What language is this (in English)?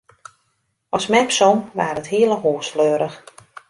Western Frisian